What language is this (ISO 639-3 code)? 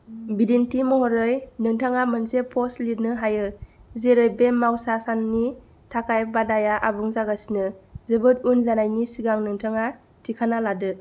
brx